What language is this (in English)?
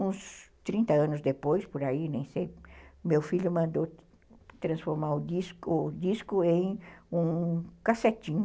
Portuguese